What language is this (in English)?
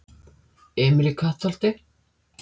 Icelandic